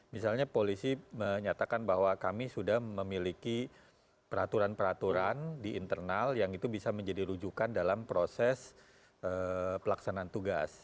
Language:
Indonesian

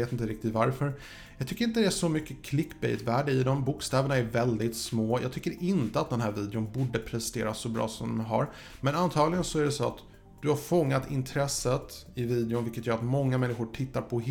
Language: Swedish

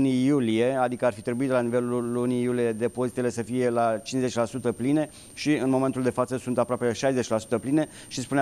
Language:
Romanian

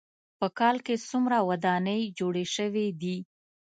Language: Pashto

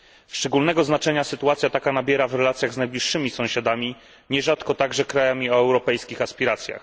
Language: Polish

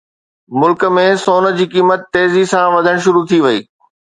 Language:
Sindhi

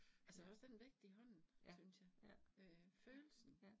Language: Danish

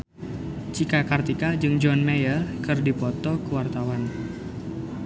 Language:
Sundanese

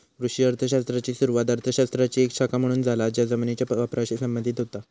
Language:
Marathi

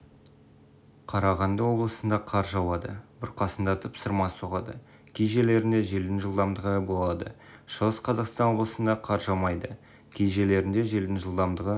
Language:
Kazakh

